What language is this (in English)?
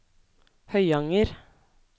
Norwegian